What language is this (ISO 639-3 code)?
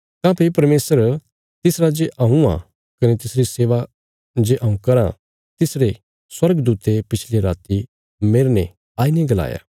kfs